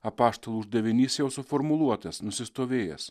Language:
Lithuanian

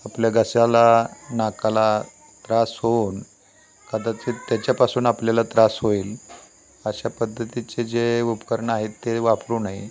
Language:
Marathi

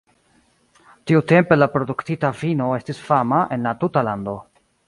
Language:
Esperanto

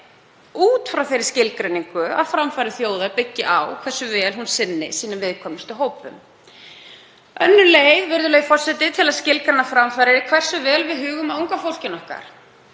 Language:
Icelandic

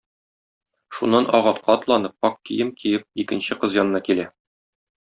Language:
Tatar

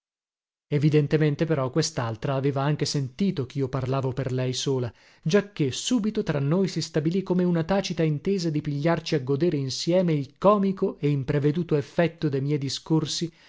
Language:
Italian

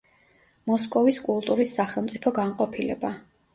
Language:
Georgian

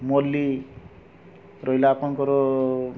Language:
Odia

